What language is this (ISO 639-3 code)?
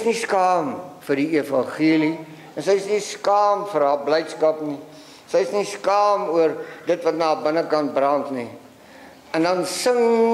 nld